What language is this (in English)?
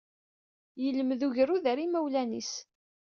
Kabyle